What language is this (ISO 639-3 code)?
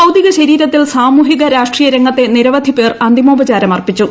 mal